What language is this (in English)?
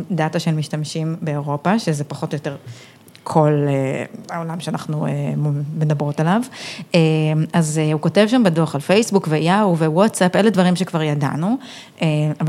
Hebrew